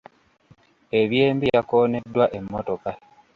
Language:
Ganda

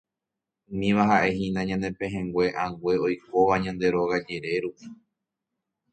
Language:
Guarani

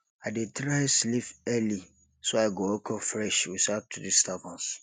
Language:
Nigerian Pidgin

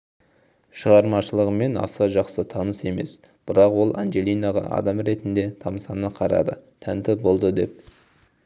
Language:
Kazakh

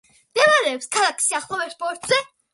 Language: Georgian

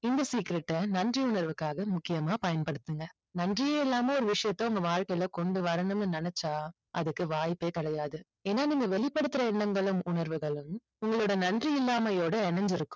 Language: Tamil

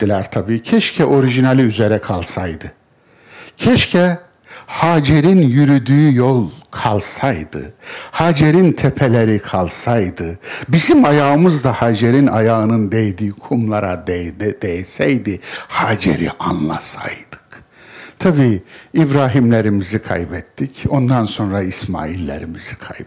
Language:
Turkish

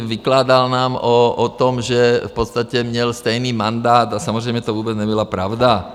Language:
Czech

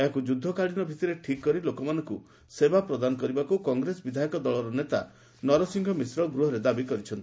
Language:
Odia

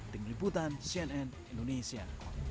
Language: Indonesian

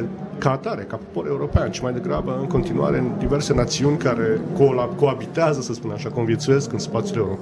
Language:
Romanian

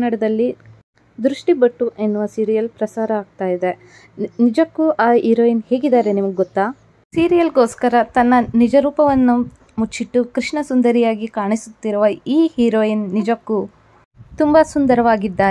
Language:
Kannada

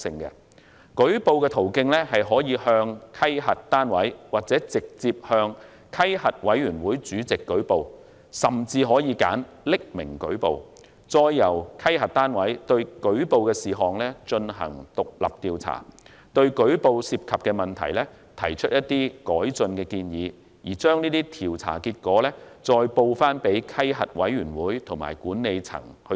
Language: Cantonese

